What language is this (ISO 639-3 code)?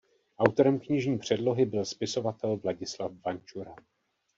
ces